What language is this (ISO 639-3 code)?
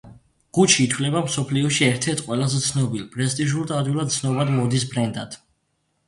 kat